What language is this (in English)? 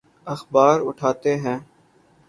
Urdu